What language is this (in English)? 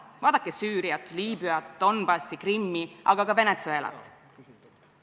Estonian